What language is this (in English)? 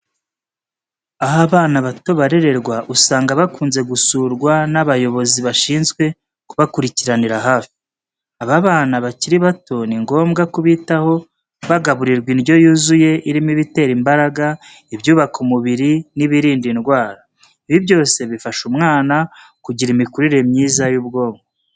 Kinyarwanda